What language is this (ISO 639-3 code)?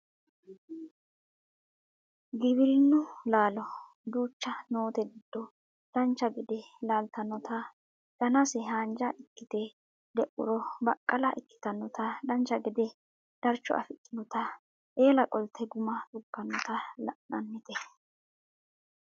sid